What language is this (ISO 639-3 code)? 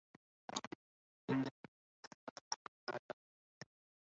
ara